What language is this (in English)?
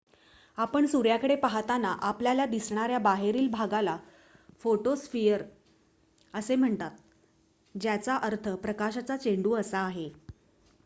Marathi